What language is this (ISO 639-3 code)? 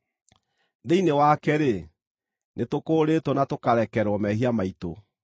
kik